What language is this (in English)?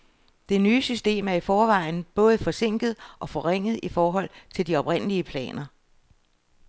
Danish